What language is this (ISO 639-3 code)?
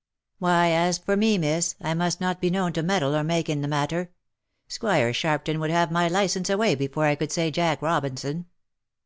eng